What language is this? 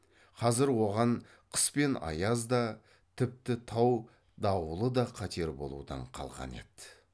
Kazakh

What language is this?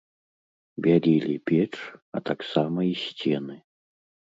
Belarusian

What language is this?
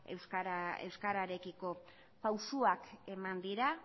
Basque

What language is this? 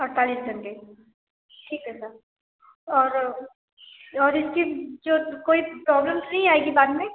Hindi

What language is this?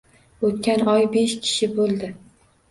Uzbek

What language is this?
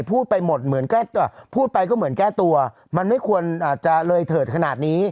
Thai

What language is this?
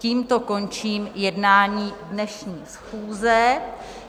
Czech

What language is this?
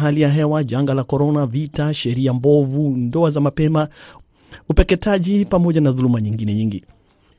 Swahili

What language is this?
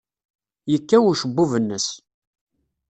Kabyle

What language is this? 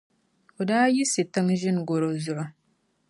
Dagbani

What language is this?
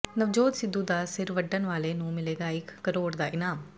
Punjabi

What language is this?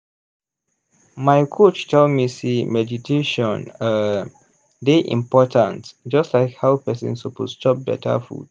Nigerian Pidgin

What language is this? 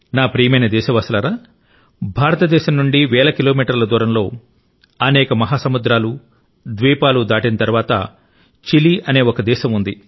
Telugu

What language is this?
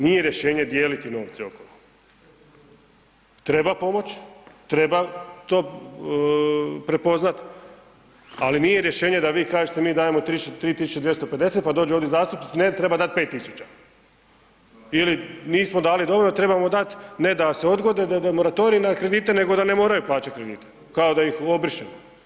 Croatian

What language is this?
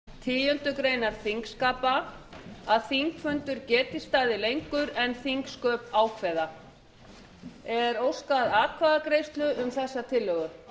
Icelandic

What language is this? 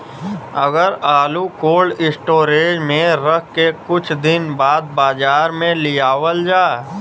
Bhojpuri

